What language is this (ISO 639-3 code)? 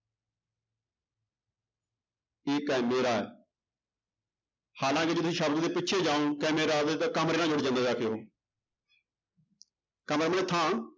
pan